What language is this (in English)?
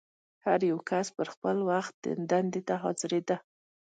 Pashto